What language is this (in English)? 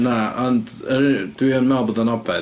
Welsh